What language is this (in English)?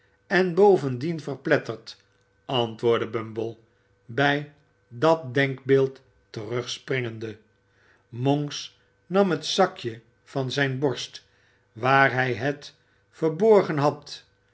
Dutch